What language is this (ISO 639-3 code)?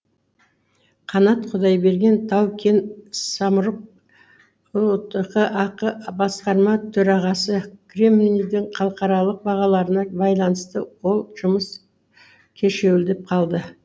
kaz